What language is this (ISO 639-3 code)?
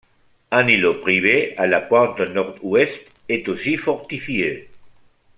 fra